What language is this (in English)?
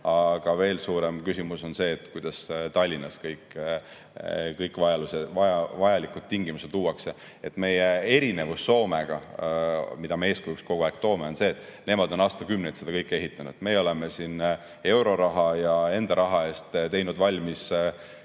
Estonian